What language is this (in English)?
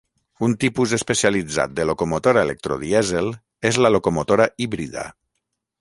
Catalan